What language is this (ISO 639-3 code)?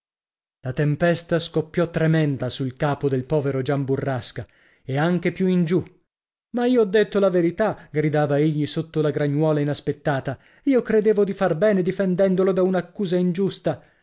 ita